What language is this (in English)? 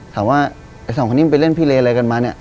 Thai